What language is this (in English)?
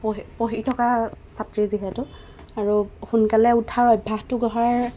Assamese